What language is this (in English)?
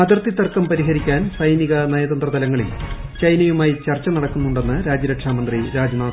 Malayalam